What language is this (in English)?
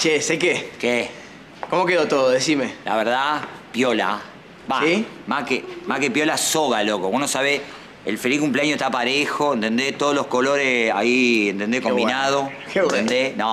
Spanish